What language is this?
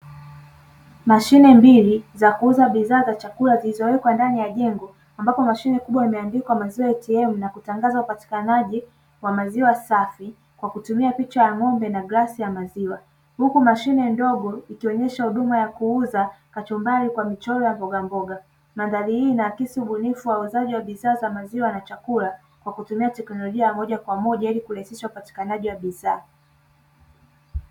Swahili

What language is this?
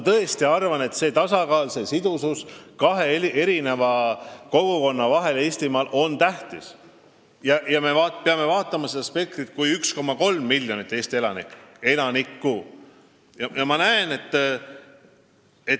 Estonian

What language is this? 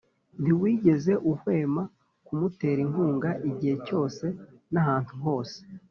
Kinyarwanda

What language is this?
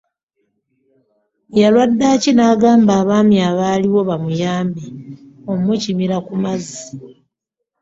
Ganda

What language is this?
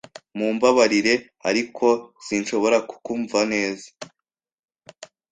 Kinyarwanda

